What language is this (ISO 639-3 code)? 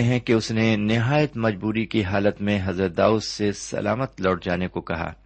urd